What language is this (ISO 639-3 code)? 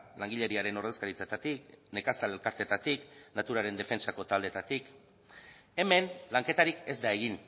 eus